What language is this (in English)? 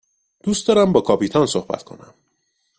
Persian